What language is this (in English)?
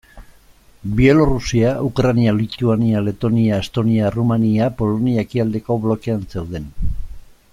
Basque